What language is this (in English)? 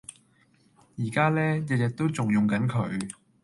Cantonese